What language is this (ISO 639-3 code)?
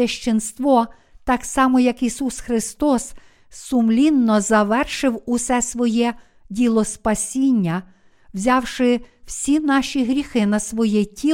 ukr